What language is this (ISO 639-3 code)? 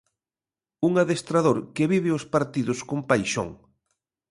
glg